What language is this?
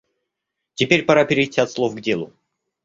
Russian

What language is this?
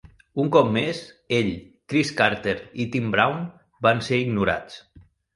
Catalan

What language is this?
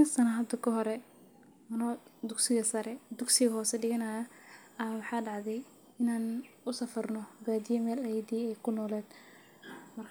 Somali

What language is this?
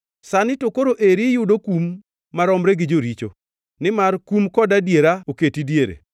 Luo (Kenya and Tanzania)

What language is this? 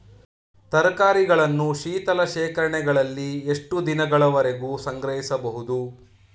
Kannada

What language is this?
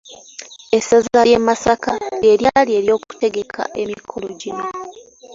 Ganda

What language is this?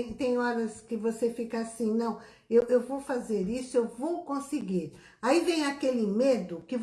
Portuguese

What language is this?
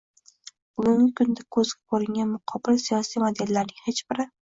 Uzbek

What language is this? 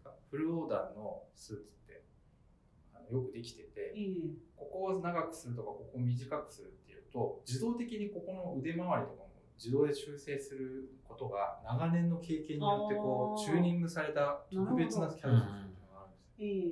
Japanese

